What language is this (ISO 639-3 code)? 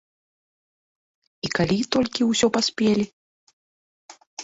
bel